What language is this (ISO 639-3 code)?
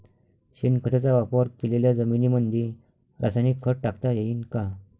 mar